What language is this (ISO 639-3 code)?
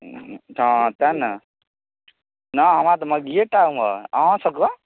mai